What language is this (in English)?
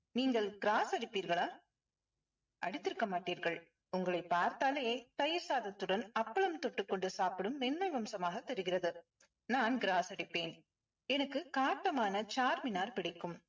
Tamil